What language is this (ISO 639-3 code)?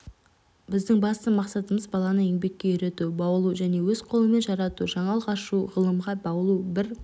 kaz